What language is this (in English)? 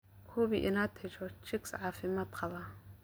Somali